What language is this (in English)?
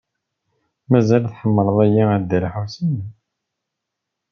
Kabyle